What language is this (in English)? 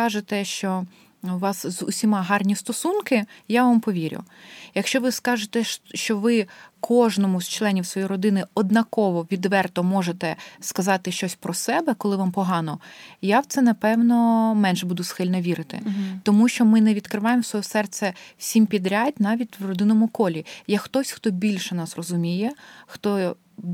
Ukrainian